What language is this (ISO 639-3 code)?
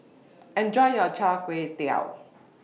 eng